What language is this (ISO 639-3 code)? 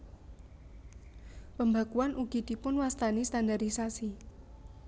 jav